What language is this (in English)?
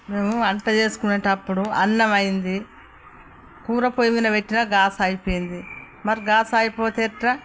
Telugu